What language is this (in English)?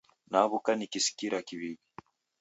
Taita